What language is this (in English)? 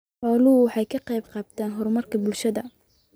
Somali